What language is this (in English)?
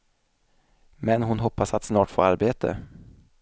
Swedish